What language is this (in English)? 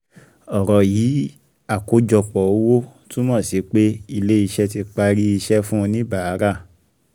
Yoruba